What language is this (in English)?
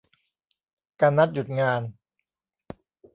Thai